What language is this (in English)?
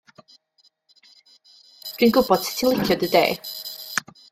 Welsh